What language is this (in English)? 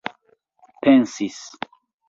Esperanto